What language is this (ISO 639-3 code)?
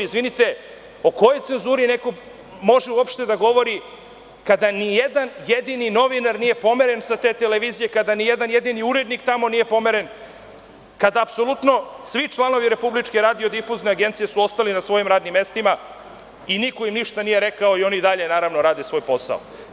srp